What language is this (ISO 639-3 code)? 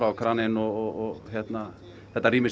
isl